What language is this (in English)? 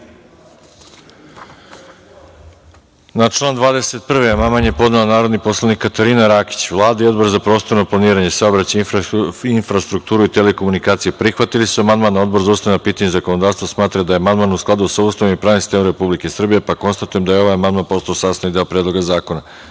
Serbian